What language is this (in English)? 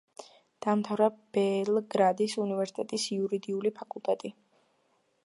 Georgian